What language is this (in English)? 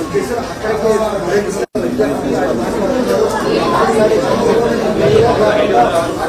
Telugu